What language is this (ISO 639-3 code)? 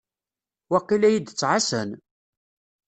kab